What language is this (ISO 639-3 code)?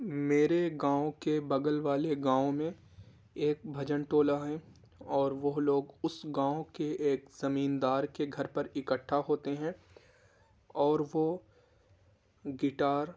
urd